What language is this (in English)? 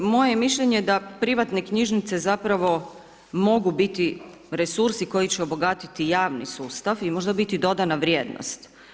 Croatian